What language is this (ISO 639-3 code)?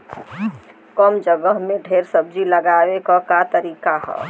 bho